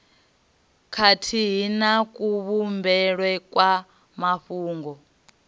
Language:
Venda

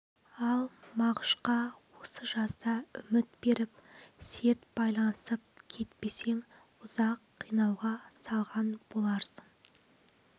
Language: Kazakh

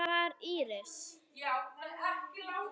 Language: Icelandic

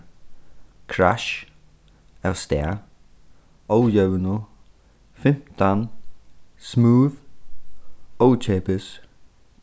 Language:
Faroese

